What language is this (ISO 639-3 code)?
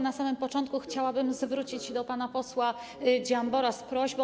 pol